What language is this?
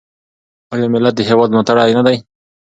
Pashto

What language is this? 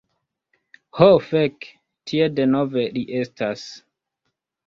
Esperanto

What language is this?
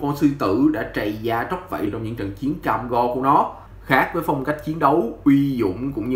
Vietnamese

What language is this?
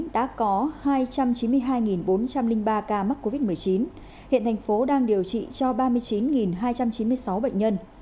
Vietnamese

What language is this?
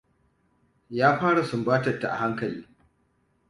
Hausa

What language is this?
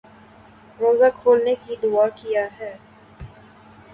Urdu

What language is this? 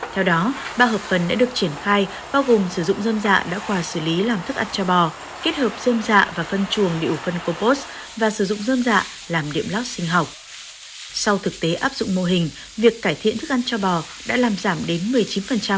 Vietnamese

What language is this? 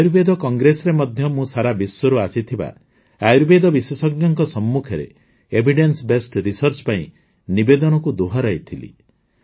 Odia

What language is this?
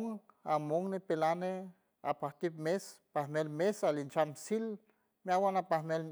San Francisco Del Mar Huave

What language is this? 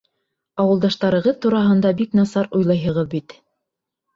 Bashkir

